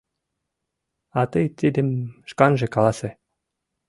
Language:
Mari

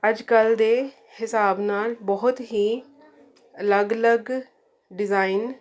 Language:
Punjabi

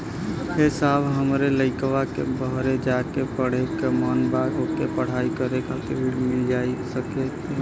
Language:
Bhojpuri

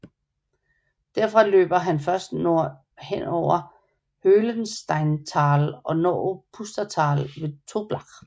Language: Danish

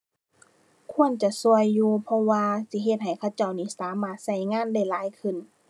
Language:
Thai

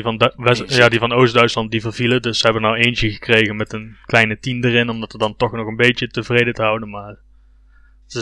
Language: Dutch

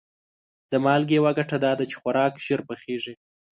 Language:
Pashto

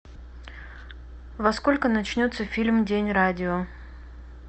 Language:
Russian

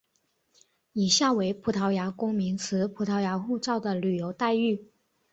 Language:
Chinese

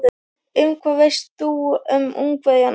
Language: Icelandic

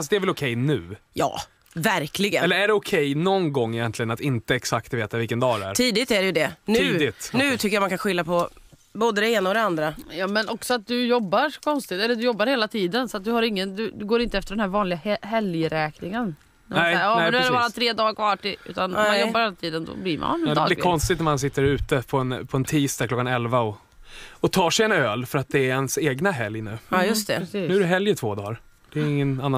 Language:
Swedish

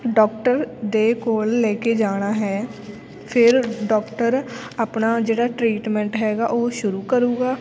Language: Punjabi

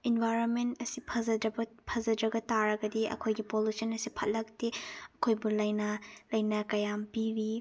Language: Manipuri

